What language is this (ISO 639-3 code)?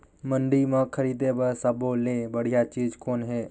hne